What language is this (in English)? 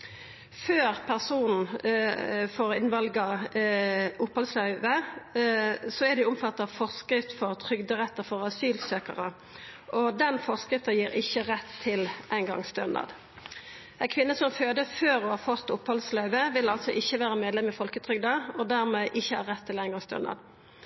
Norwegian Nynorsk